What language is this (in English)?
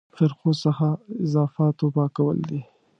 Pashto